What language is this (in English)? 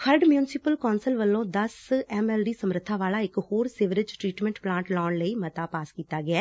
Punjabi